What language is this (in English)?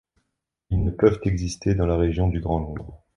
French